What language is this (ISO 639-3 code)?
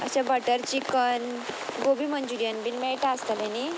kok